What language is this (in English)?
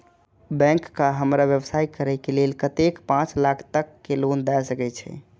Maithili